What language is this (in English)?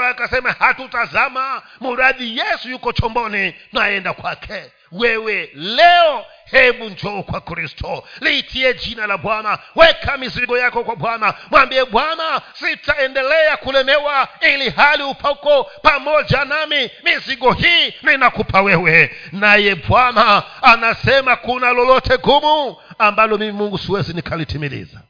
Swahili